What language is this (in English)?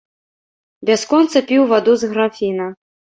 Belarusian